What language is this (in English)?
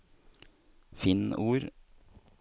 Norwegian